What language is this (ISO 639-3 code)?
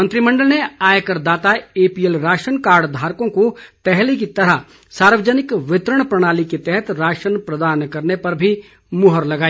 hin